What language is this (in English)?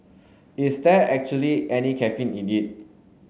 English